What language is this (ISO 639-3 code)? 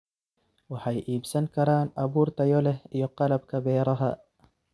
som